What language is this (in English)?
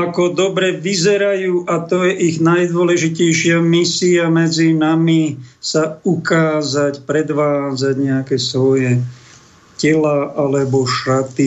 Slovak